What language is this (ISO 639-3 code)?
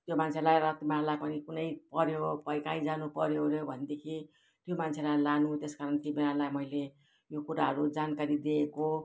nep